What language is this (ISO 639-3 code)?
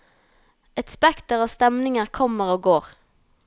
nor